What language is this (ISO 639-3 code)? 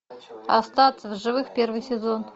rus